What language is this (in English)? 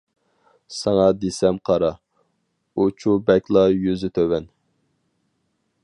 Uyghur